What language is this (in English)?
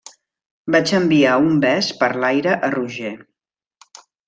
Catalan